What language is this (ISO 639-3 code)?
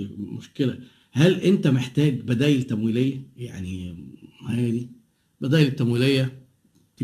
ara